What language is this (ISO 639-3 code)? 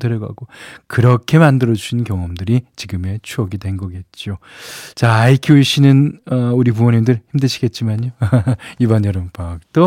kor